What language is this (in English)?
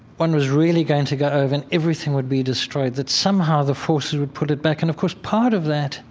English